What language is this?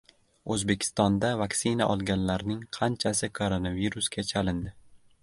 Uzbek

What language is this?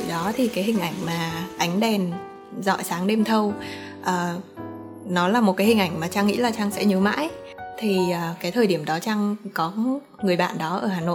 Vietnamese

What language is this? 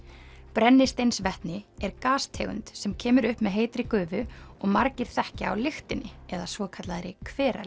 Icelandic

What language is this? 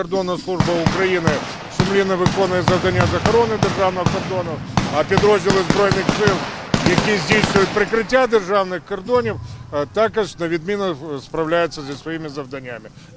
Russian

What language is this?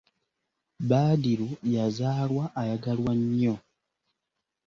Ganda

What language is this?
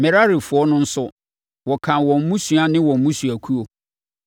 Akan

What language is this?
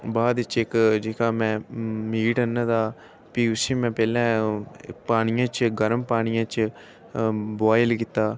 Dogri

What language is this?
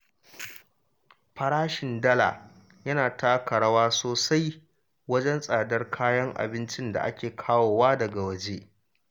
Hausa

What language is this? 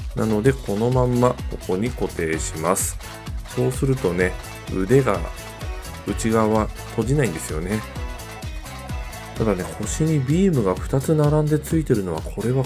Japanese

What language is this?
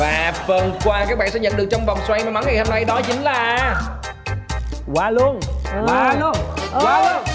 Vietnamese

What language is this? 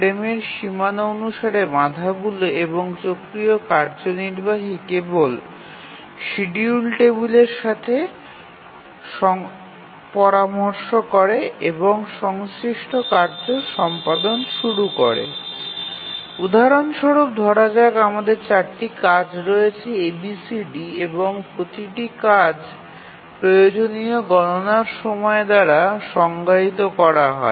Bangla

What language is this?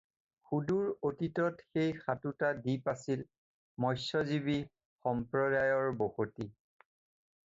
Assamese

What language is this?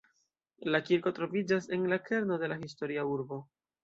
Esperanto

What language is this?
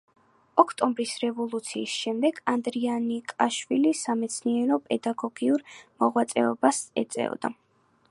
Georgian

